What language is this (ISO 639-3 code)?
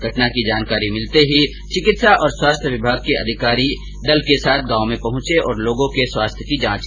hin